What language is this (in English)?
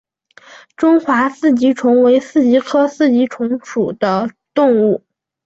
Chinese